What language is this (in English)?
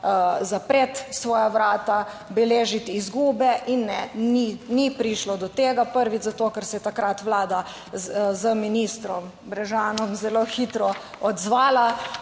Slovenian